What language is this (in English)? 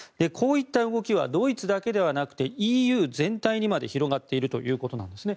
Japanese